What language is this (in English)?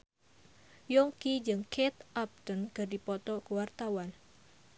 Sundanese